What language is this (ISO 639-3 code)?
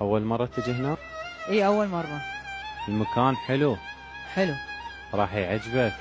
ara